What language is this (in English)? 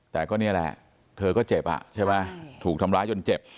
Thai